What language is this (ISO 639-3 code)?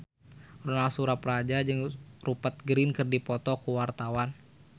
sun